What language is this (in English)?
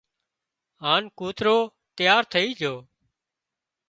Wadiyara Koli